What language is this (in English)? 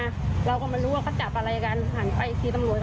Thai